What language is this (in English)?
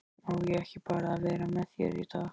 Icelandic